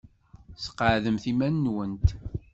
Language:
Kabyle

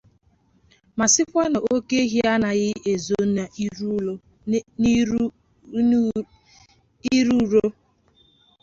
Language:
Igbo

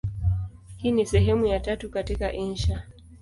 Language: Swahili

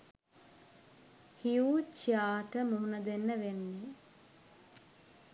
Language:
Sinhala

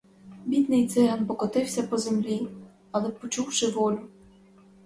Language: Ukrainian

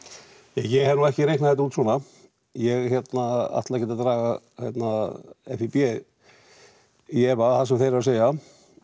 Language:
Icelandic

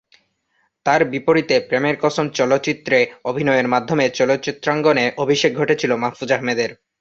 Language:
Bangla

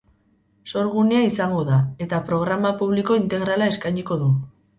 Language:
Basque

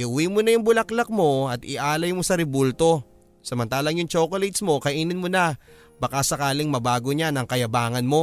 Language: Filipino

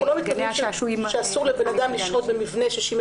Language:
Hebrew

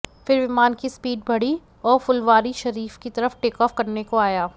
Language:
Hindi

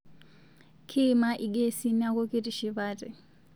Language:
Masai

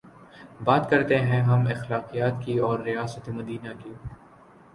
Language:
Urdu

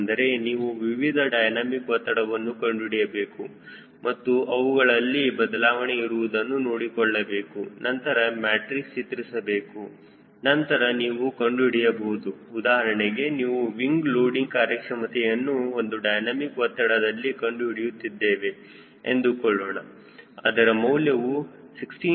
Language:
Kannada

